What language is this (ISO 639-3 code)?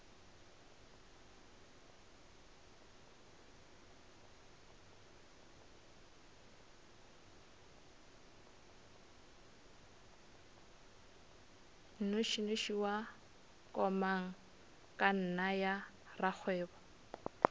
nso